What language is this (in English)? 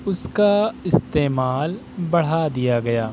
Urdu